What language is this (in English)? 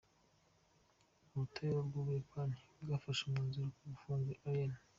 Kinyarwanda